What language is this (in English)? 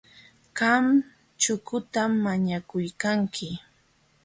Jauja Wanca Quechua